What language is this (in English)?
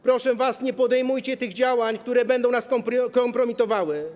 Polish